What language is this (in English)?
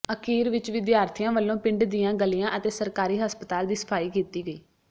Punjabi